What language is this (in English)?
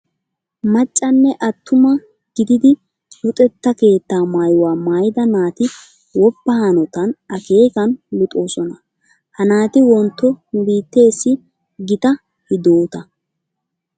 Wolaytta